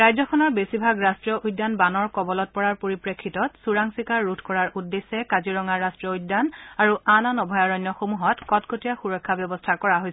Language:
Assamese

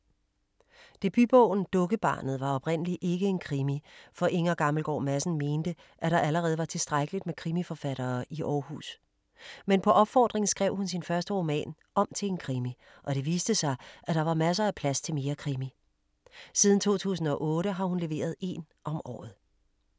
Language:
Danish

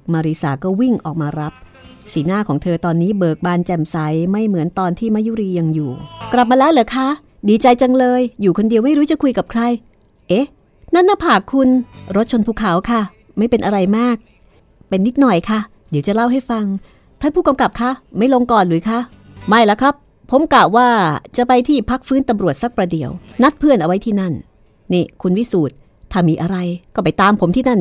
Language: Thai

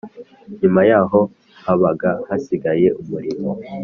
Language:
Kinyarwanda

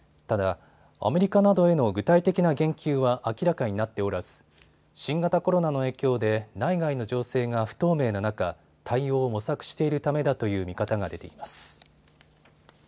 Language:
Japanese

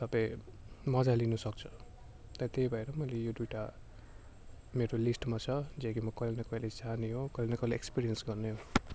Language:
Nepali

